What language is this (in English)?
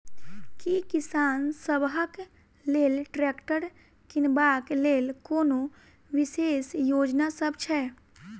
Maithili